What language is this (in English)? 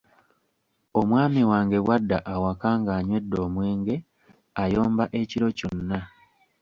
Ganda